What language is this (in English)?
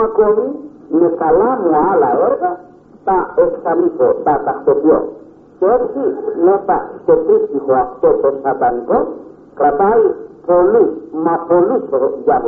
Greek